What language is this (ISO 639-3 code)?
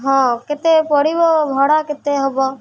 ori